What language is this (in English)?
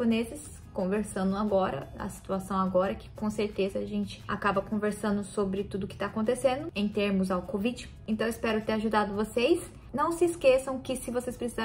Portuguese